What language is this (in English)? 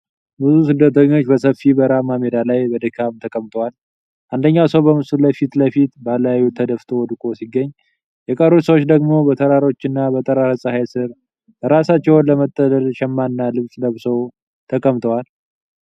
Amharic